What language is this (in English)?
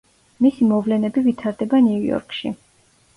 Georgian